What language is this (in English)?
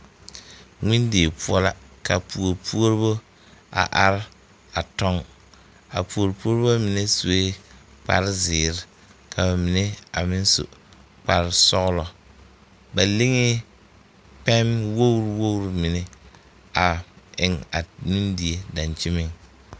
Southern Dagaare